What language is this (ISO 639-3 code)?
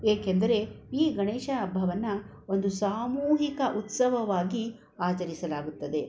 kan